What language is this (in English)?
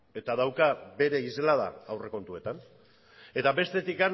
Basque